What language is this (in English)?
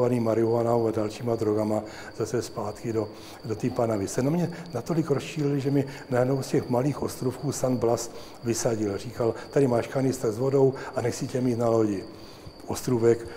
Czech